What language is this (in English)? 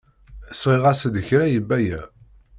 Kabyle